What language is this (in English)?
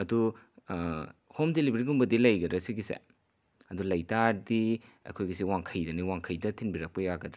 Manipuri